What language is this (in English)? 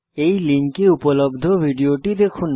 Bangla